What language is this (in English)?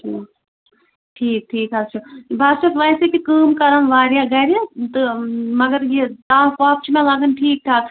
Kashmiri